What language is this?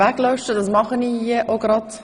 Swiss German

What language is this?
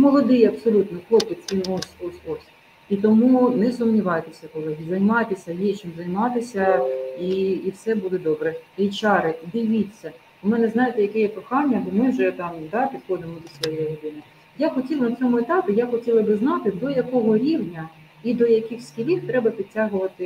Ukrainian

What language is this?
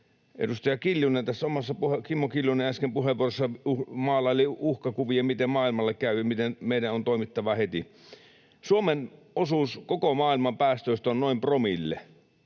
Finnish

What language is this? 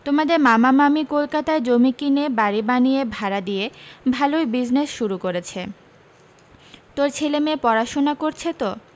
Bangla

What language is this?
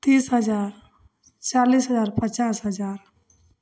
Maithili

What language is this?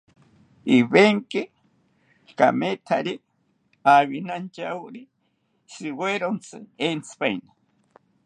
South Ucayali Ashéninka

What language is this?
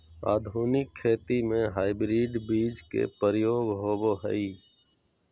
Magahi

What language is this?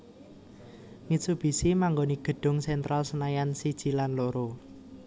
Javanese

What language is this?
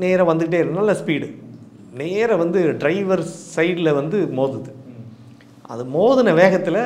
Romanian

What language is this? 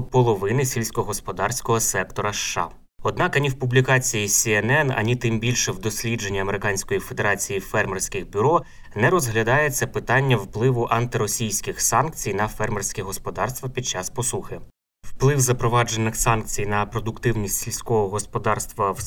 Ukrainian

